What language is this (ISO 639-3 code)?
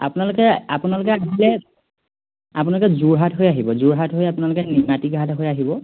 asm